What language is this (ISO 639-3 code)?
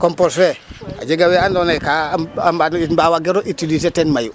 srr